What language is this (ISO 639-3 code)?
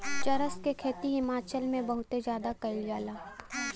bho